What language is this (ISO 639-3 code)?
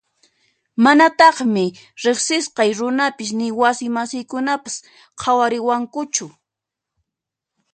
qxp